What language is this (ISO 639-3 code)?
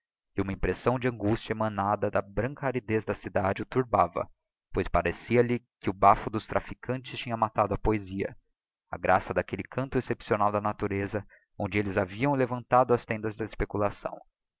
por